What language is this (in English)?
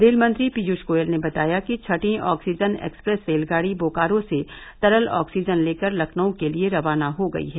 Hindi